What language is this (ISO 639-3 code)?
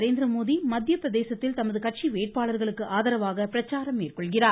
tam